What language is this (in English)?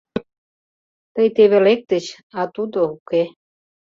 Mari